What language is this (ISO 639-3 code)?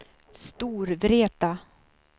swe